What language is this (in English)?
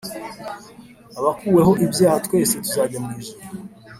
Kinyarwanda